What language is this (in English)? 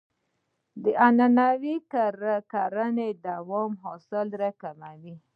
Pashto